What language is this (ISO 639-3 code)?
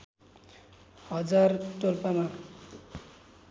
nep